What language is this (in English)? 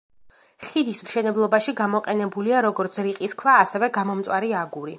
Georgian